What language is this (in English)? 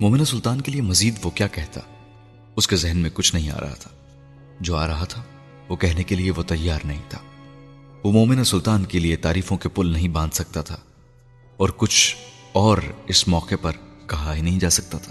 Urdu